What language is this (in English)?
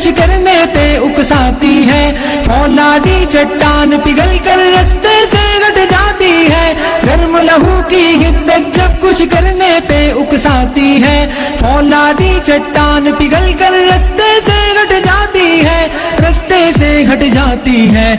Turkish